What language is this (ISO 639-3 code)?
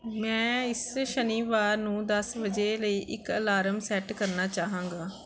pan